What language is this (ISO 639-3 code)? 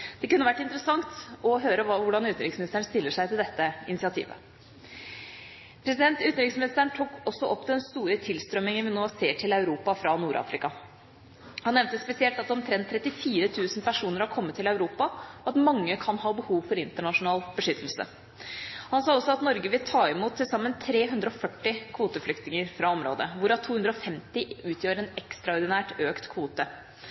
nob